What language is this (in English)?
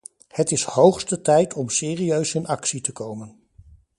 Dutch